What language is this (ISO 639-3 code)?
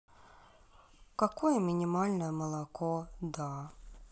rus